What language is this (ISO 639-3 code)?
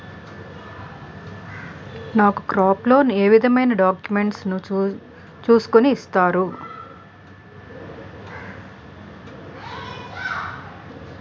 tel